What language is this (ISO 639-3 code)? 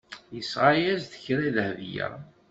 kab